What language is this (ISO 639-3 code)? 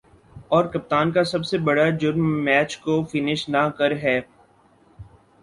urd